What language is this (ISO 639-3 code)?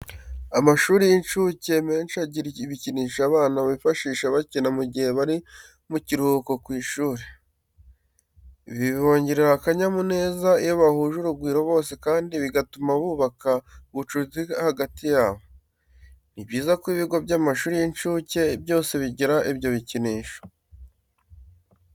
kin